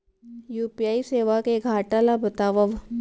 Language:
Chhattisgarhi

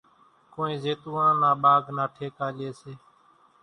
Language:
Kachi Koli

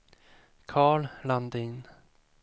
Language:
Swedish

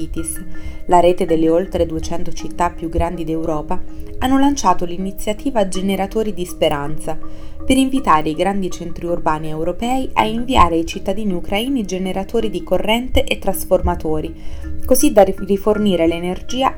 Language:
Italian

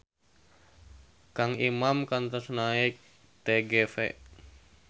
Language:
Sundanese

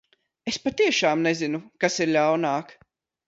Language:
Latvian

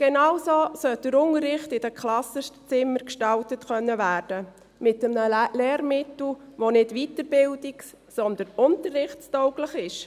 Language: Swiss German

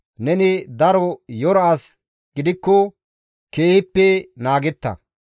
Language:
Gamo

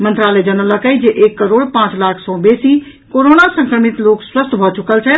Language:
Maithili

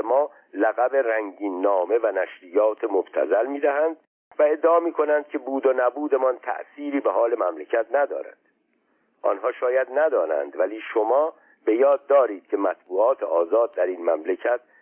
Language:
Persian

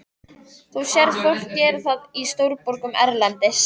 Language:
Icelandic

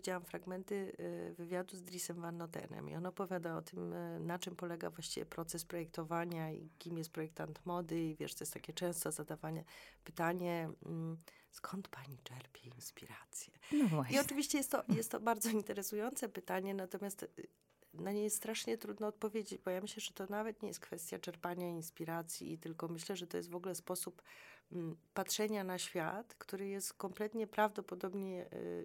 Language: Polish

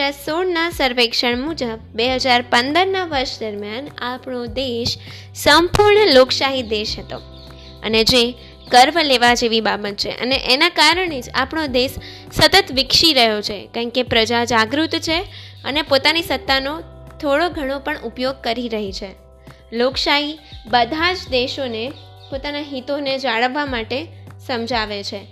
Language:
Gujarati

